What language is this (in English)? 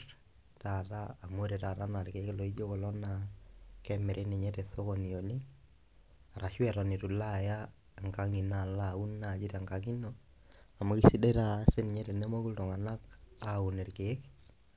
Masai